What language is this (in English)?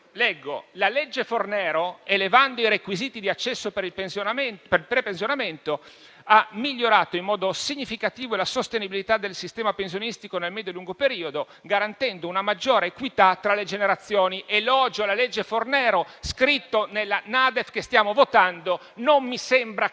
Italian